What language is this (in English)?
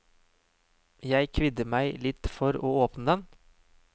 Norwegian